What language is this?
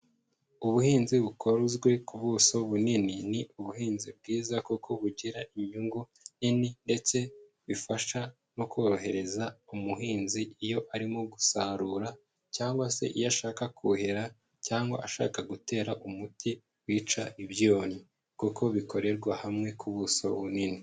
Kinyarwanda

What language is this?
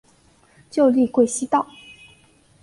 Chinese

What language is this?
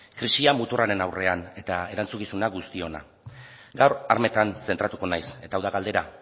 Basque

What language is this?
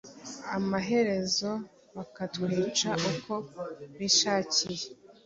Kinyarwanda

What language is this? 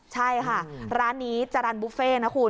Thai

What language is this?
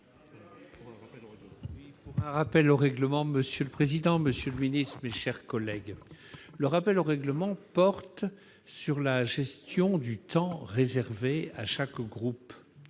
French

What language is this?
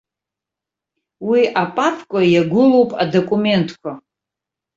Abkhazian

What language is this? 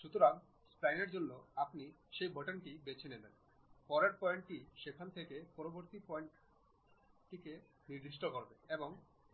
Bangla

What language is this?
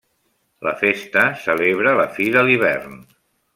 Catalan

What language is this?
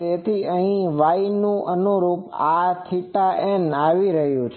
Gujarati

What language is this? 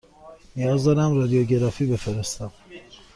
Persian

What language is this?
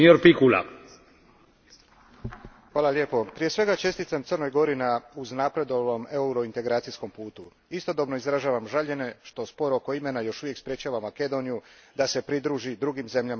Croatian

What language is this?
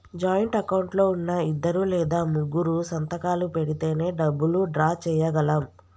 Telugu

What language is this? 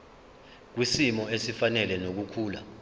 Zulu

